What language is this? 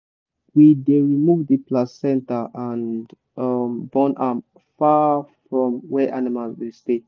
Nigerian Pidgin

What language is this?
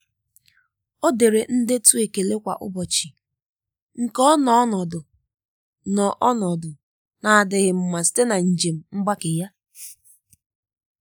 Igbo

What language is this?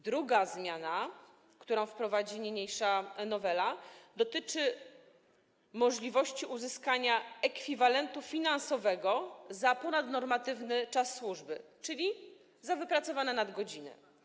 Polish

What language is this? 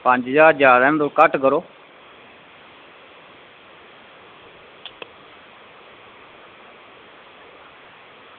Dogri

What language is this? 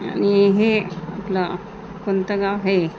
Marathi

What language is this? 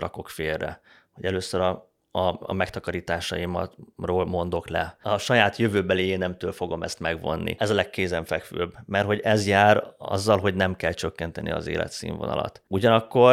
Hungarian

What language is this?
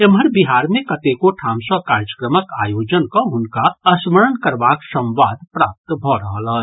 Maithili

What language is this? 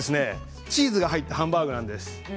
Japanese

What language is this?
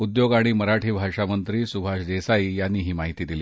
Marathi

